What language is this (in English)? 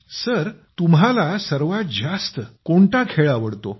Marathi